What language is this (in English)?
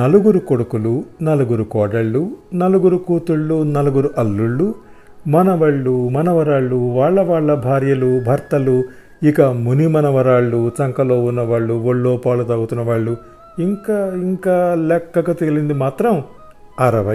Telugu